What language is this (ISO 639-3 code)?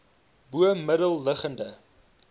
afr